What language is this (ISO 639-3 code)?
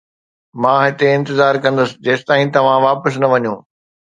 snd